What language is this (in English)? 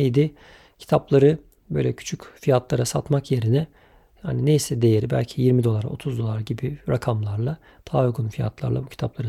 Turkish